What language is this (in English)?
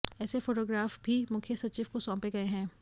Hindi